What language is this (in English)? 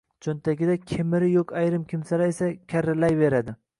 Uzbek